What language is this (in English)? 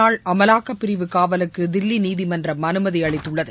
Tamil